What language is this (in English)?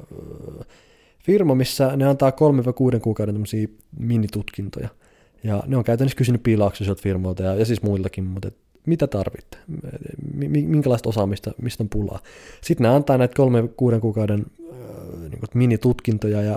Finnish